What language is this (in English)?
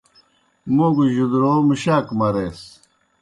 Kohistani Shina